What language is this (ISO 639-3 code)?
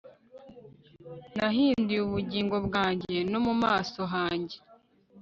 kin